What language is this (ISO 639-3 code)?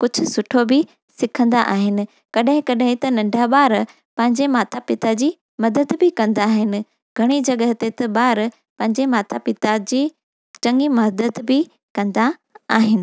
snd